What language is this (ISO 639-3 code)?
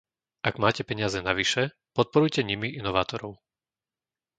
slk